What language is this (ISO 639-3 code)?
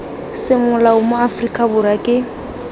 tsn